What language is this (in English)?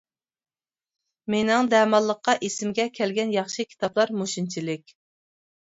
Uyghur